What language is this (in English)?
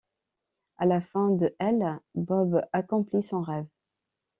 French